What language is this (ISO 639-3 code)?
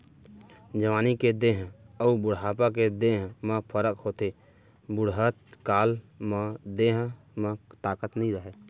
hne